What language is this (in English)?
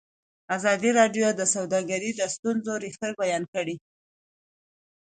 Pashto